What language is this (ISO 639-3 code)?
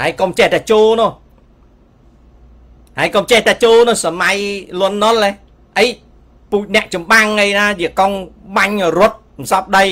tha